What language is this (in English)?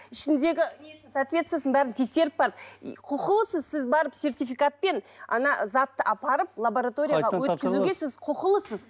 Kazakh